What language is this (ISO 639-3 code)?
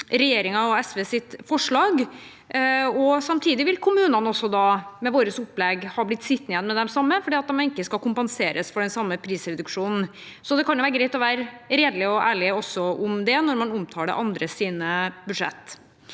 nor